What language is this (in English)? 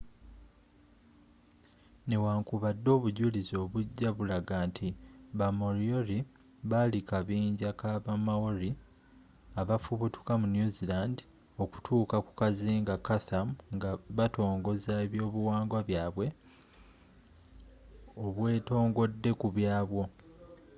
Ganda